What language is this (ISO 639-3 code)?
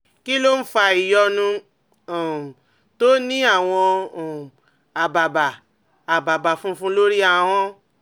yor